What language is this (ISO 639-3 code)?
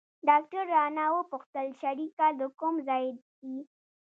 pus